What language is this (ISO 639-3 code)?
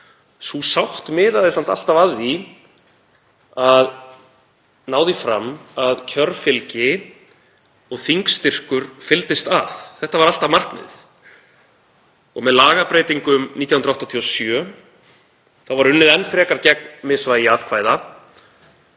isl